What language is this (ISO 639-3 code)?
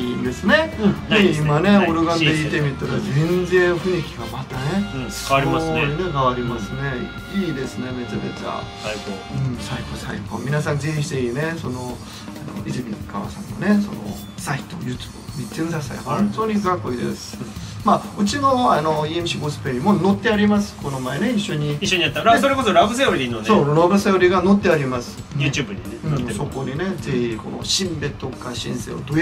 jpn